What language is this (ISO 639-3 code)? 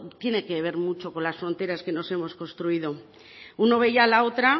spa